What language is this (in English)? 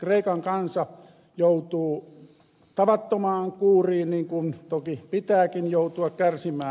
Finnish